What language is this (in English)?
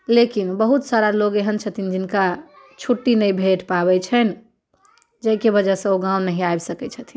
Maithili